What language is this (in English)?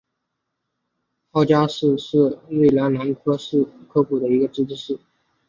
Chinese